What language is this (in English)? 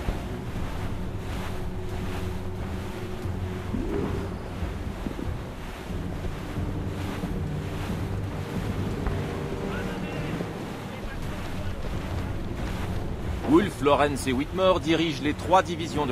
French